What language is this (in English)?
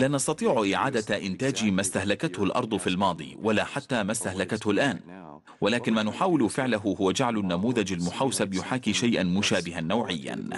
Arabic